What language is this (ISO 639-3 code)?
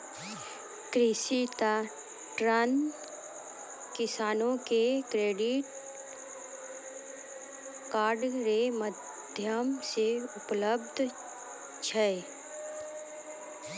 mai